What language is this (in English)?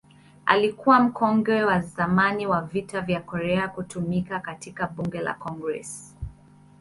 Swahili